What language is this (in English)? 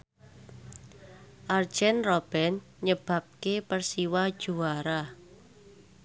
Javanese